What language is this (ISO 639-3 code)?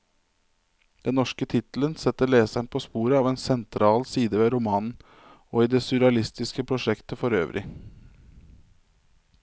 nor